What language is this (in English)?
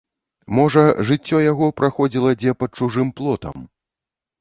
Belarusian